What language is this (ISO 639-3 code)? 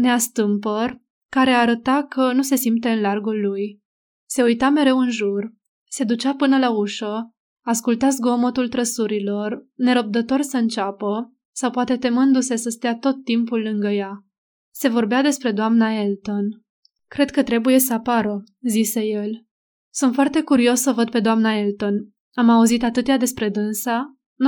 ron